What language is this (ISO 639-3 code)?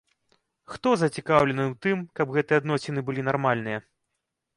bel